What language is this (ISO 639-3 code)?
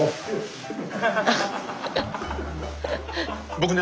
jpn